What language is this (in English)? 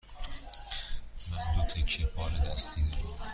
Persian